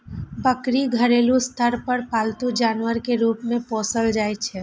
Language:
Maithili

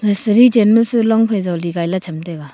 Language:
Wancho Naga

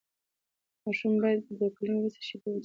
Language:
Pashto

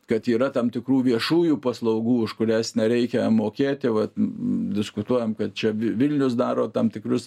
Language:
Lithuanian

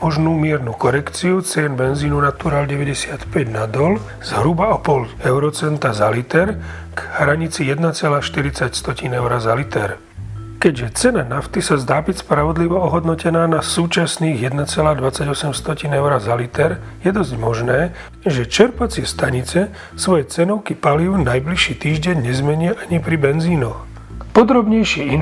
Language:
Slovak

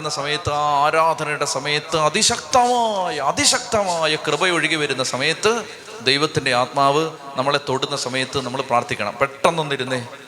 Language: Malayalam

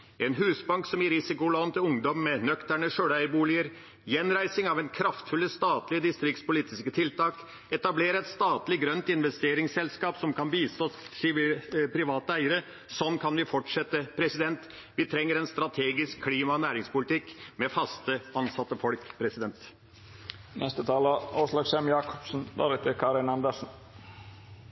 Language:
Norwegian Bokmål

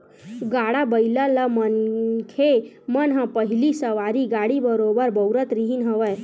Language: Chhattisgarhi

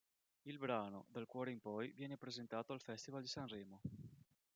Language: Italian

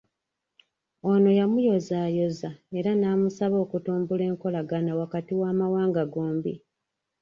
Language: Ganda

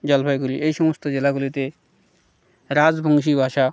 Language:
Bangla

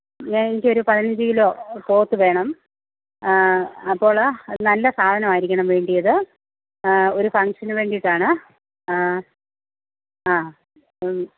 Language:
Malayalam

